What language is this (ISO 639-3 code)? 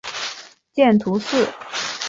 zho